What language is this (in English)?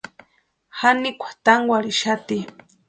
Western Highland Purepecha